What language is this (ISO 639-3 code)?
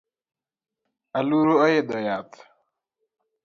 luo